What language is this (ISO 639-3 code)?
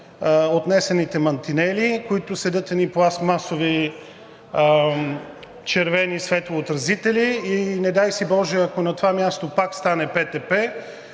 bul